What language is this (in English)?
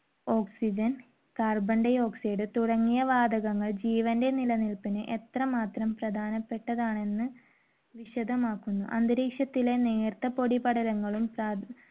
Malayalam